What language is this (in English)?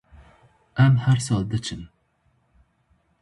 Kurdish